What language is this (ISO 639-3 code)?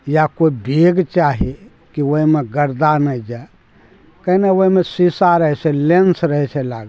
mai